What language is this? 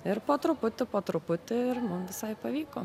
Lithuanian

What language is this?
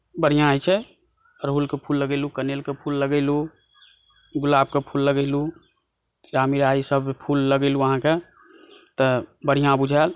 Maithili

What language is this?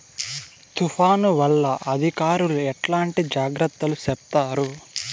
Telugu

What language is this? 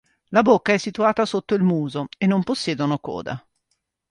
Italian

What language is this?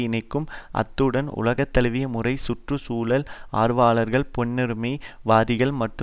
Tamil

